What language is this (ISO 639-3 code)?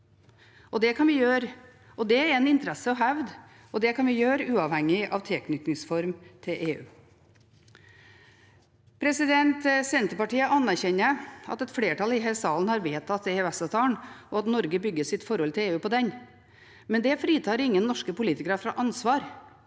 nor